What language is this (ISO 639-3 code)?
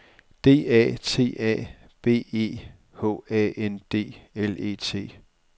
dan